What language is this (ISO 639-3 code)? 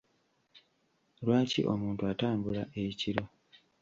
lug